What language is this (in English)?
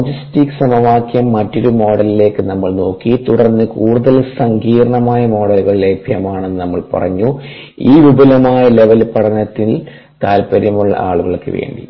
Malayalam